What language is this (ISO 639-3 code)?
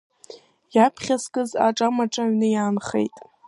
abk